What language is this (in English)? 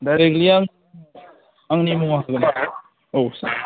Bodo